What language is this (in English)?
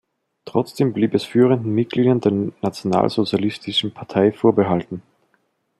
German